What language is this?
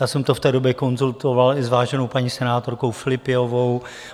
Czech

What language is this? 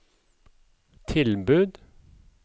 Norwegian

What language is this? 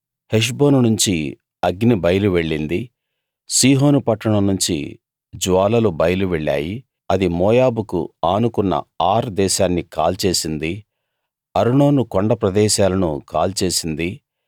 Telugu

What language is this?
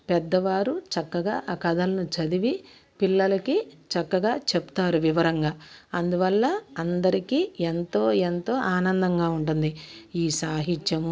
Telugu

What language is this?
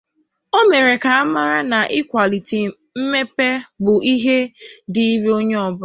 Igbo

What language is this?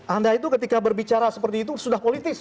Indonesian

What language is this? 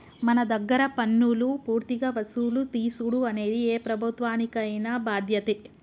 Telugu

